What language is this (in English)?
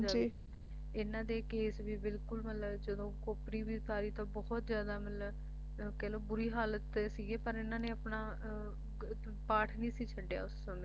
Punjabi